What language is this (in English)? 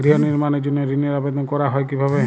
Bangla